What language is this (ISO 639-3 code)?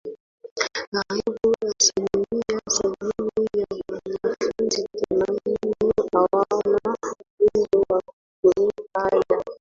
swa